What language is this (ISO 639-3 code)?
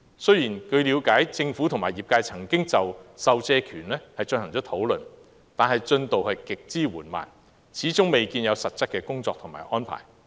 yue